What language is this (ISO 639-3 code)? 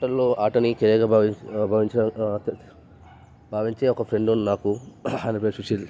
tel